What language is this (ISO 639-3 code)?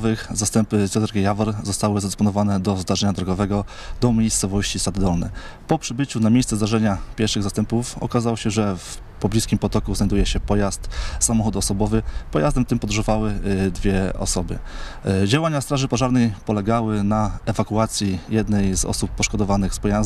pol